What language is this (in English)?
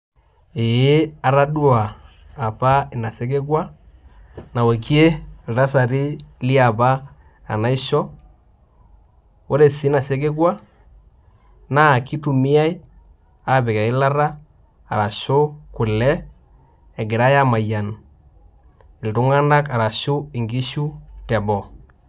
Masai